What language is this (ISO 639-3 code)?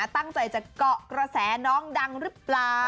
tha